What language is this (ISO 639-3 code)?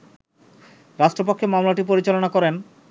ben